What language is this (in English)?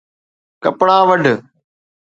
Sindhi